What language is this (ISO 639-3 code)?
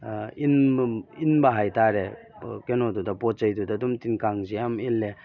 mni